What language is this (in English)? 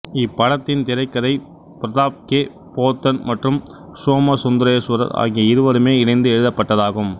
Tamil